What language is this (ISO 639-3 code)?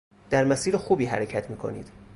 fas